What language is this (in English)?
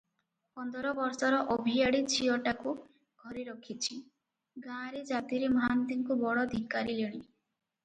Odia